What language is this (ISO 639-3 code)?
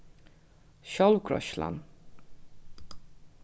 fao